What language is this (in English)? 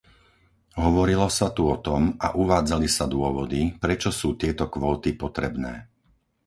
Slovak